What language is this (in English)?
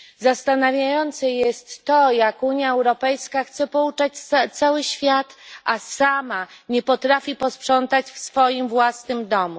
Polish